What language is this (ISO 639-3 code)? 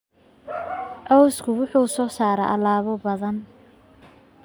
som